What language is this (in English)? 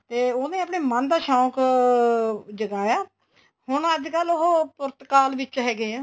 Punjabi